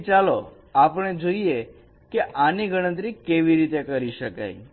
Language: Gujarati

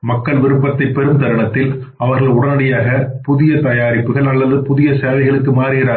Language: Tamil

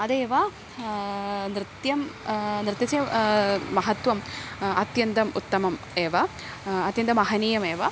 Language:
Sanskrit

